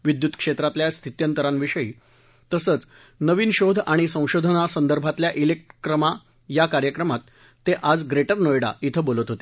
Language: Marathi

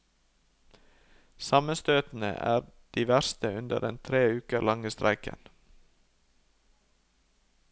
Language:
Norwegian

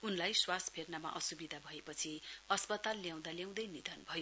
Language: Nepali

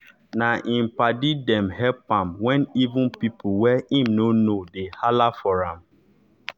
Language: Nigerian Pidgin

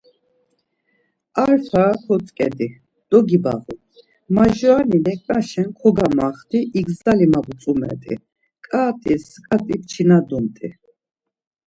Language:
Laz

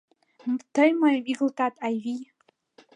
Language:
Mari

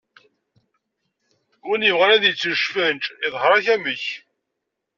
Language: Kabyle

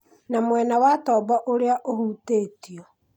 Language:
Kikuyu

